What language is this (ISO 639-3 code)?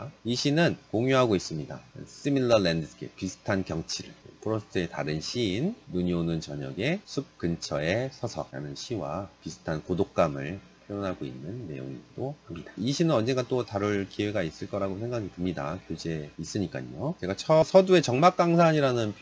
kor